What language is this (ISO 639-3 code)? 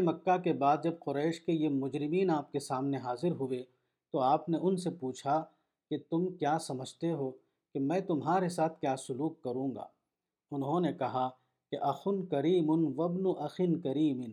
urd